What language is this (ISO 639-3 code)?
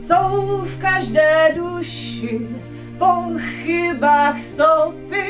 ces